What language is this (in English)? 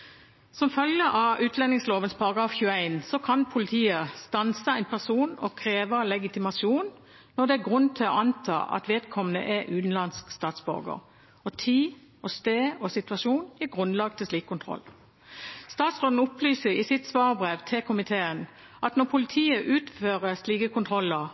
Norwegian Bokmål